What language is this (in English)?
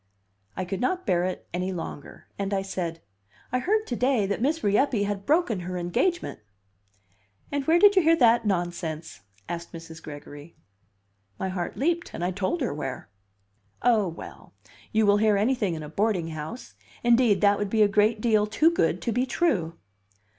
English